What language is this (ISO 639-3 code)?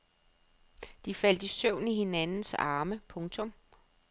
dan